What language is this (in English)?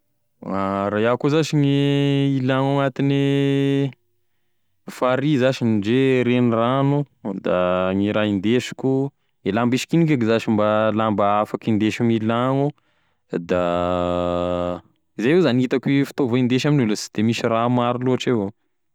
Tesaka Malagasy